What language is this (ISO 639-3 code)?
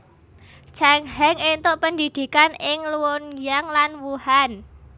jav